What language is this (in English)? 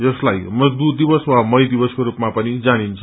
Nepali